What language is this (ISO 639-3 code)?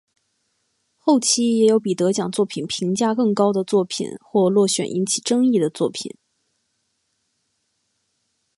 zho